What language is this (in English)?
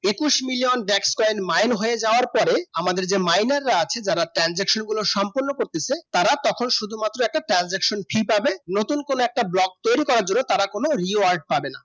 Bangla